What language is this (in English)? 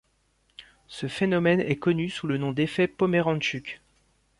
French